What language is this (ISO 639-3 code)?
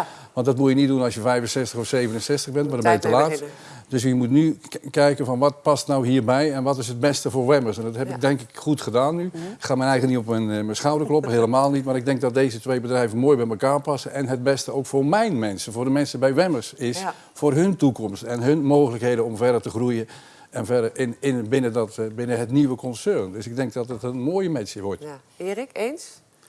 nld